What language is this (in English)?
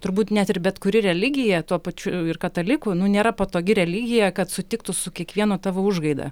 Lithuanian